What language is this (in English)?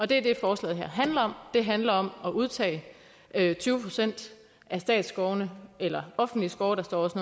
Danish